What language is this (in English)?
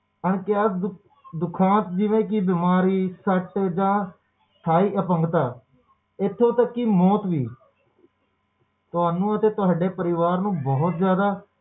Punjabi